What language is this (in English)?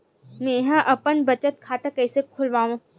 Chhattisgarhi